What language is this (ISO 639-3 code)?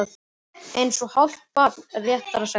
isl